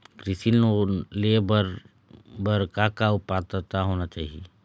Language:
Chhattisgarhi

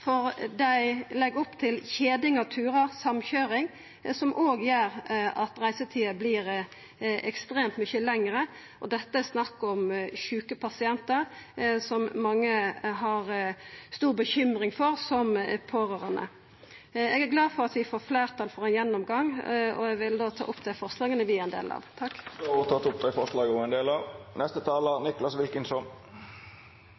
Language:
Norwegian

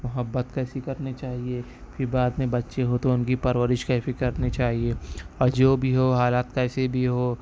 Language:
Urdu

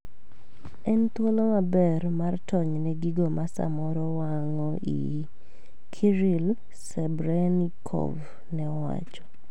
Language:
Luo (Kenya and Tanzania)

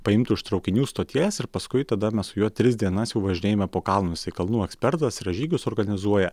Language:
Lithuanian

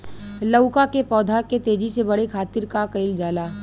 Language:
Bhojpuri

